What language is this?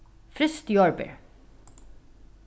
Faroese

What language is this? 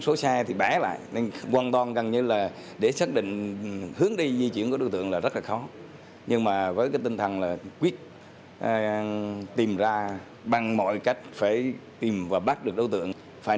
Vietnamese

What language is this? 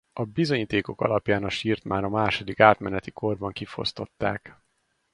Hungarian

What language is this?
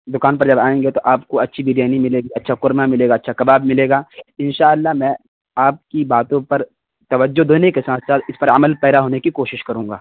Urdu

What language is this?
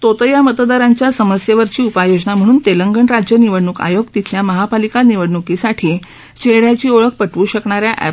Marathi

